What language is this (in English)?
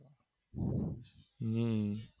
Gujarati